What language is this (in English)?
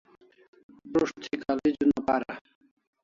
Kalasha